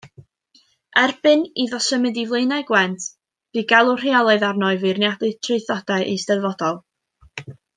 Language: Welsh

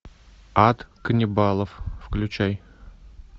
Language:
Russian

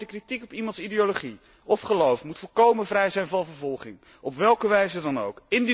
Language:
Dutch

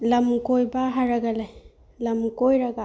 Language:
Manipuri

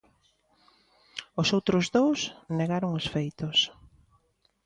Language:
Galician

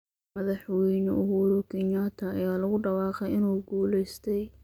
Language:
Somali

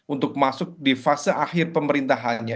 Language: Indonesian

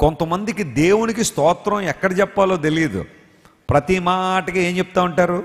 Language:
Telugu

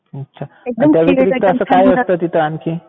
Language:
Marathi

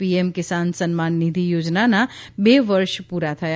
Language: Gujarati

